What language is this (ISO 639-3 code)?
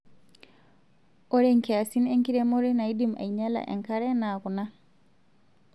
mas